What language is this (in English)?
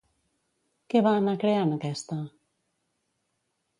Catalan